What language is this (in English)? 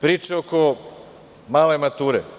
Serbian